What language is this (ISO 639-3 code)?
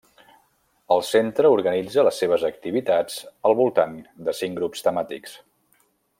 cat